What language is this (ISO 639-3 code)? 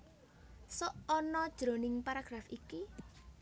jav